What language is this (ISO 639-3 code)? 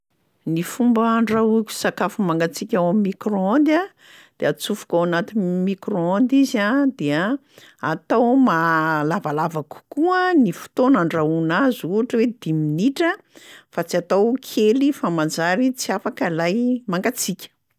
mlg